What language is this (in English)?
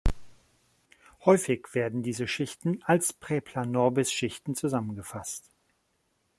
German